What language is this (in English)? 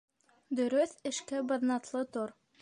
Bashkir